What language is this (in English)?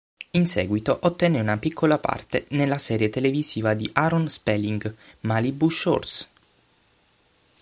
Italian